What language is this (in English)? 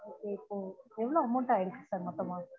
Tamil